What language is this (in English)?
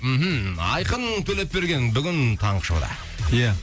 Kazakh